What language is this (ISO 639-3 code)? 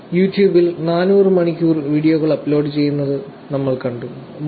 mal